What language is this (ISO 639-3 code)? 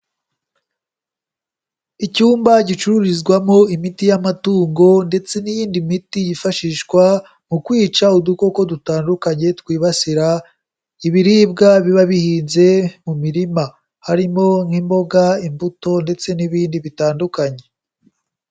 kin